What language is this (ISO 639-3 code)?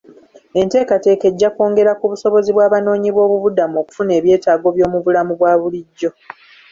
lug